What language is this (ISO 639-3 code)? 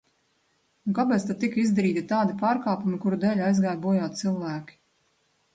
lav